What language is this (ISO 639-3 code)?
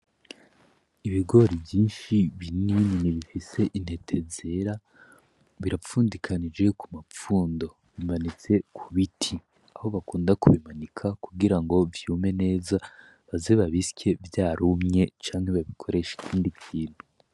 run